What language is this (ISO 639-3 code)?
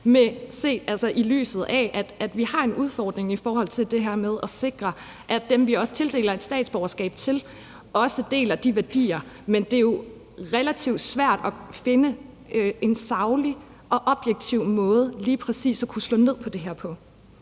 dan